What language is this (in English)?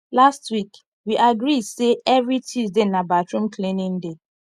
Nigerian Pidgin